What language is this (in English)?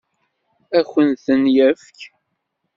Kabyle